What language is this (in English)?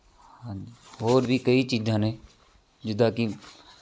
Punjabi